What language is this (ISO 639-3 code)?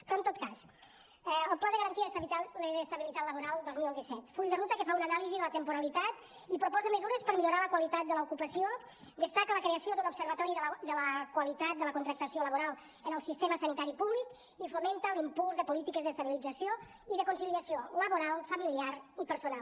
cat